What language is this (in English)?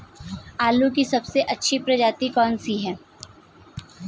Hindi